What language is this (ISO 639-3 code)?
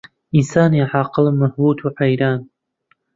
ckb